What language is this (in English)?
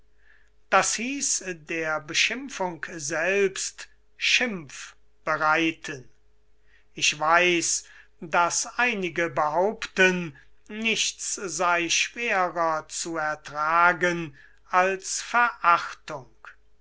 German